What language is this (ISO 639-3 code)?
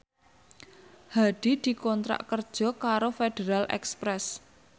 jav